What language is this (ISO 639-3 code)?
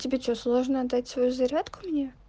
rus